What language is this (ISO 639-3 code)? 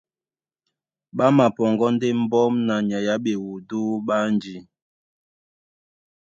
dua